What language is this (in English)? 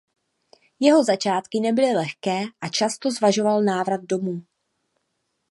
Czech